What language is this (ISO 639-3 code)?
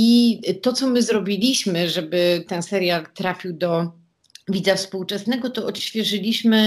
pol